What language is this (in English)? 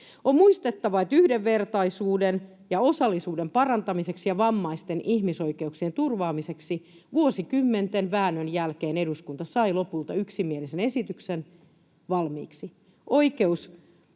Finnish